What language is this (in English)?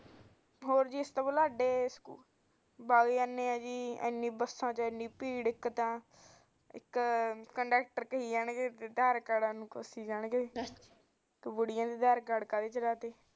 Punjabi